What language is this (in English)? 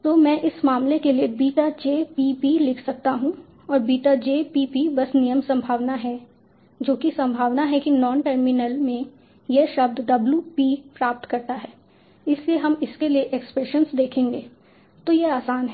Hindi